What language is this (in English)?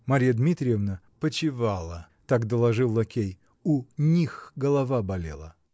Russian